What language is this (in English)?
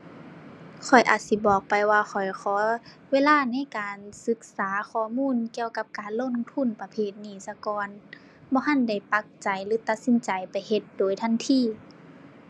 Thai